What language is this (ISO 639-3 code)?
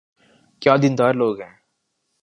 urd